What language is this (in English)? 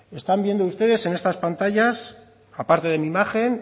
Spanish